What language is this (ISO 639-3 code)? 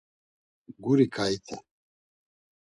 lzz